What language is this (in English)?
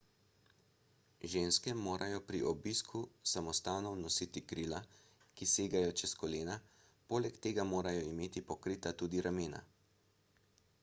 Slovenian